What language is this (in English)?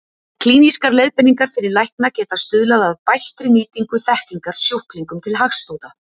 Icelandic